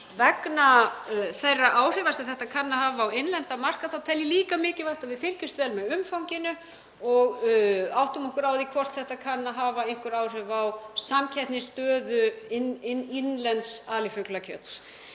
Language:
Icelandic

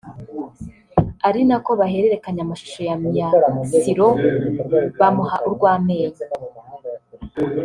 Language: Kinyarwanda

